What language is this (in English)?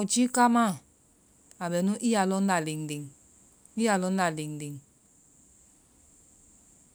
Vai